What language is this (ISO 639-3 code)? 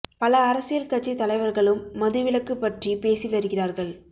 tam